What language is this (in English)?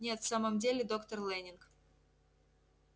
Russian